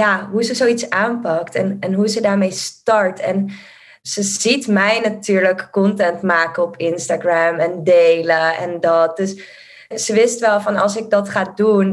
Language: Dutch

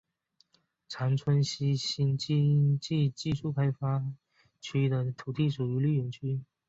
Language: Chinese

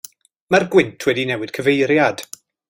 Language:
Welsh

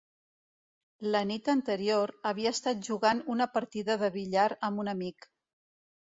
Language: Catalan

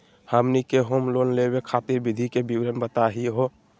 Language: Magahi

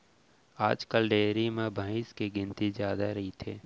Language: Chhattisgarhi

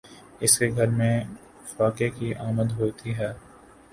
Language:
Urdu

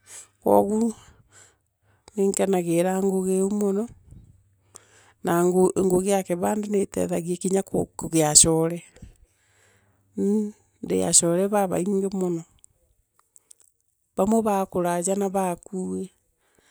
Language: Meru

